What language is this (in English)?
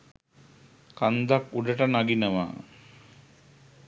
Sinhala